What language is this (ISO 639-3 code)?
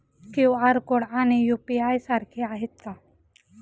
mar